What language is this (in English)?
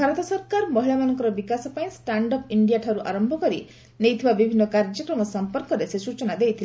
Odia